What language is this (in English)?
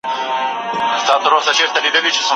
Pashto